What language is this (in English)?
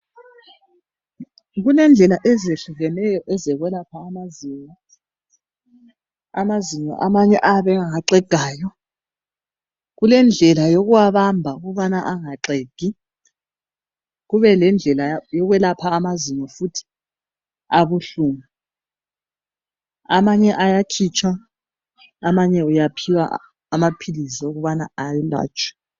North Ndebele